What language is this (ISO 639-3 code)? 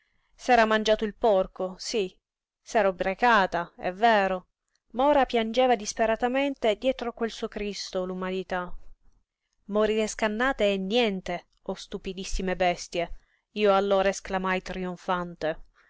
ita